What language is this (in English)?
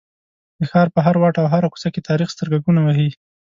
Pashto